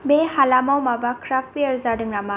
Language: Bodo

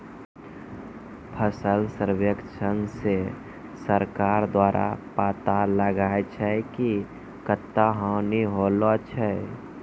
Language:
Maithili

